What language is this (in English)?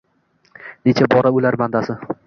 Uzbek